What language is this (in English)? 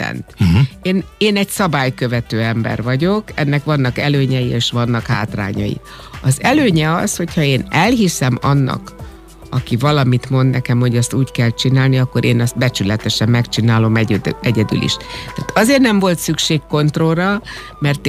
Hungarian